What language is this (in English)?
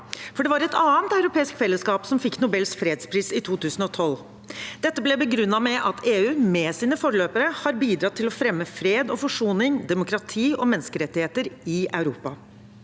Norwegian